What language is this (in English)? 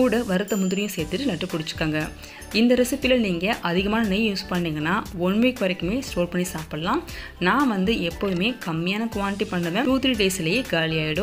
Tamil